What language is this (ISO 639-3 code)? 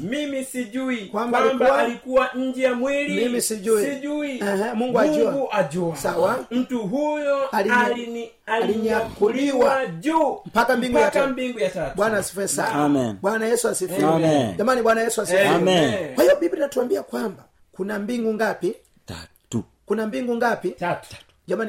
swa